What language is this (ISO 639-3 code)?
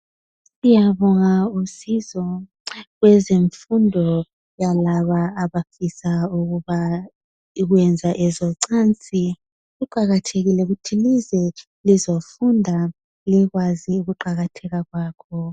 nde